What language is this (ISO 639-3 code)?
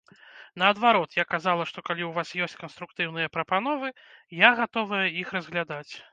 bel